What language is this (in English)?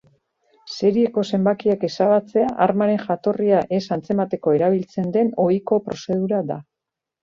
Basque